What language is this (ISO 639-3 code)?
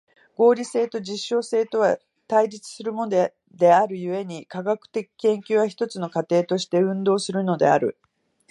jpn